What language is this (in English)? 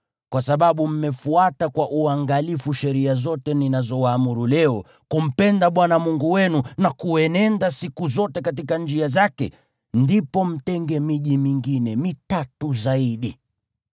Swahili